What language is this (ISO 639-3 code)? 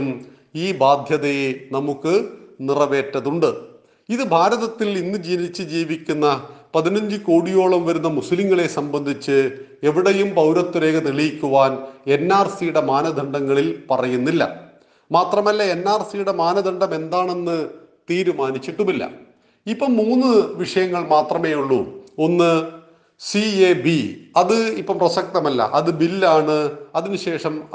mal